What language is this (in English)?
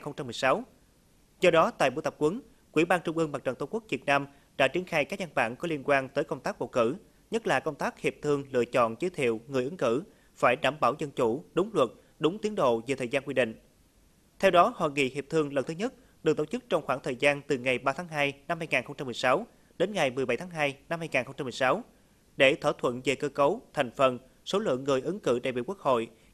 Vietnamese